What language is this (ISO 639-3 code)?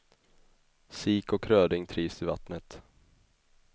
swe